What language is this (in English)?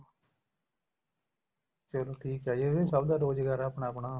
Punjabi